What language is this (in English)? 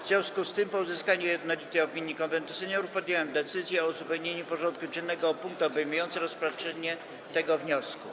Polish